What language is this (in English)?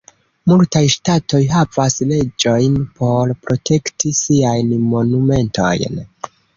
Esperanto